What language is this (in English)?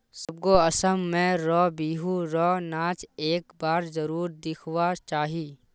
Magahi